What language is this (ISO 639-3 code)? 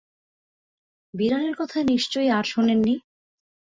ben